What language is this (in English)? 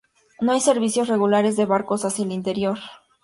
Spanish